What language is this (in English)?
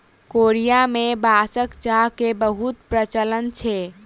Maithili